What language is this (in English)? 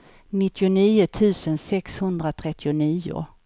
Swedish